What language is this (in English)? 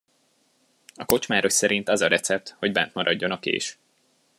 Hungarian